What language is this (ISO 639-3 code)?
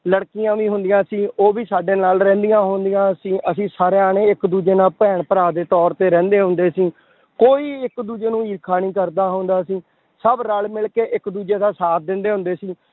pan